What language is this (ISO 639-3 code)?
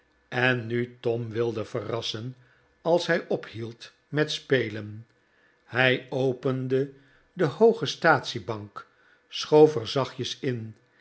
nld